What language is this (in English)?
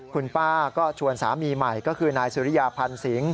Thai